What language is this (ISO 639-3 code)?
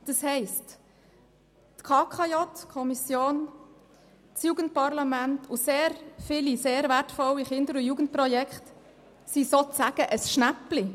gsw